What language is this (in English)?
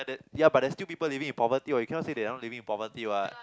English